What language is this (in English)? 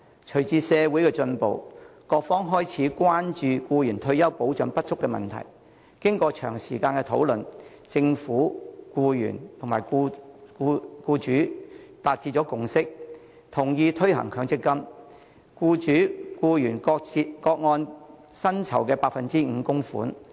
Cantonese